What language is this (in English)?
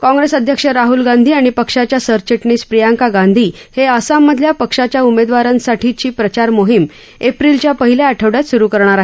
Marathi